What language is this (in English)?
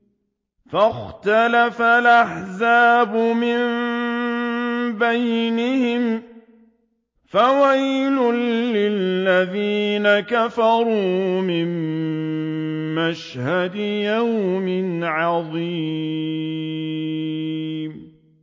Arabic